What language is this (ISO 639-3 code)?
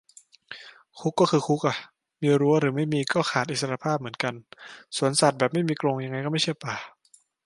tha